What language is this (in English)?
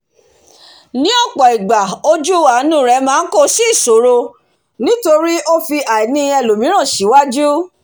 Yoruba